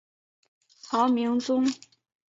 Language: Chinese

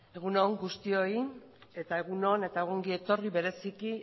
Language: Basque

